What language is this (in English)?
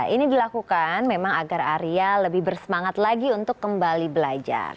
Indonesian